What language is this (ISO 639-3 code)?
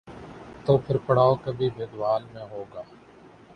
urd